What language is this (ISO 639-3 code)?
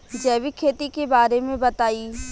bho